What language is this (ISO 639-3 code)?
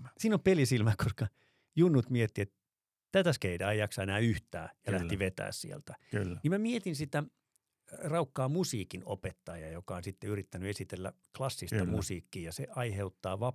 fin